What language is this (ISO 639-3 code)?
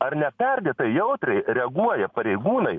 lit